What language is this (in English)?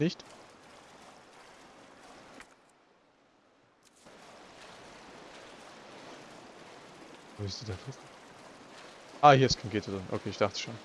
German